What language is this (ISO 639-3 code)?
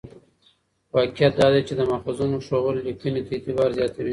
pus